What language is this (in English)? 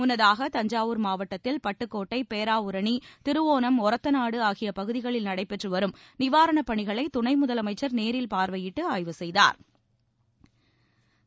Tamil